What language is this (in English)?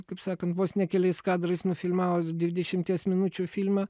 Lithuanian